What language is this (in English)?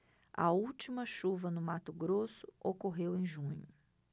Portuguese